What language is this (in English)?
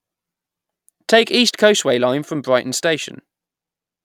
English